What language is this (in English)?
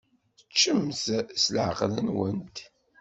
Kabyle